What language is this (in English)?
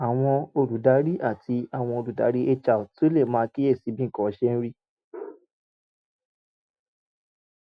Yoruba